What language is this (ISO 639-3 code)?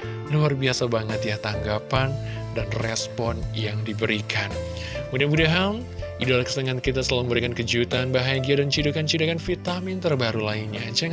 ind